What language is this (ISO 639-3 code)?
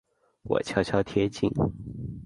zho